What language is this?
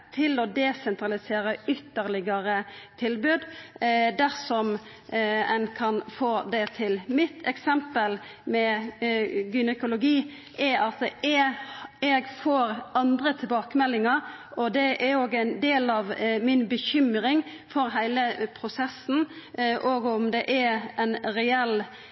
Norwegian Nynorsk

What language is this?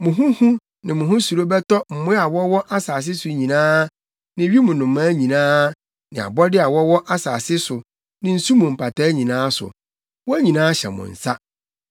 Akan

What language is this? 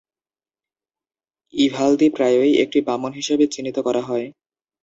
Bangla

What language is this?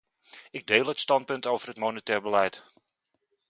Dutch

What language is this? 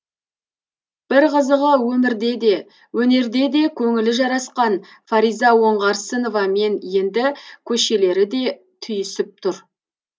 Kazakh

